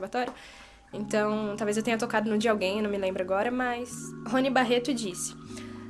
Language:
Portuguese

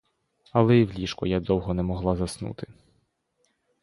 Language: Ukrainian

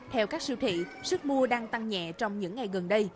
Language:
Vietnamese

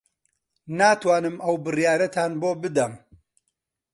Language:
Central Kurdish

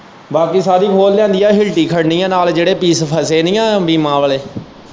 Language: Punjabi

